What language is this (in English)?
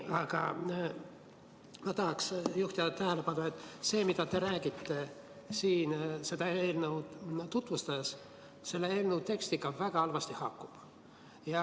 Estonian